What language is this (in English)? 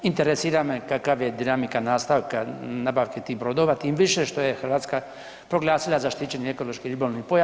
Croatian